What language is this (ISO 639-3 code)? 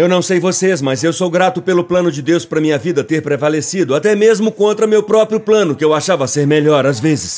por